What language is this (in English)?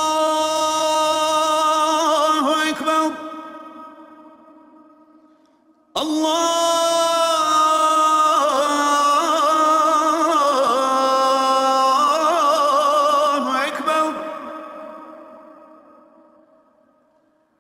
Arabic